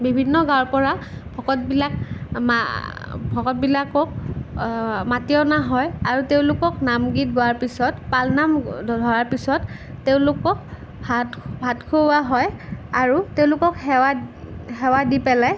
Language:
Assamese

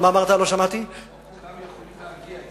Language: Hebrew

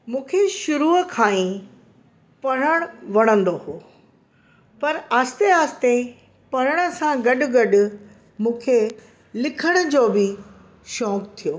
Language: Sindhi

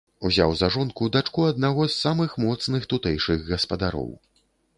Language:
Belarusian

